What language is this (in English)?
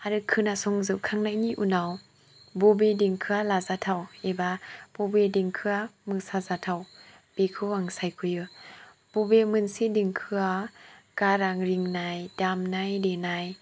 Bodo